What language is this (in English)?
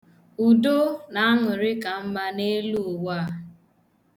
Igbo